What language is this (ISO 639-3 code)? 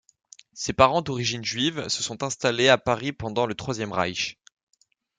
fra